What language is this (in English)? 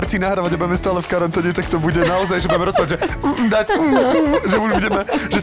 Slovak